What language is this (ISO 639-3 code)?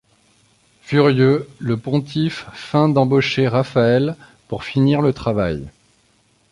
fra